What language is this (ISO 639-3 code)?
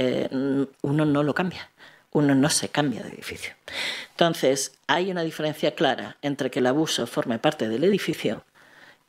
spa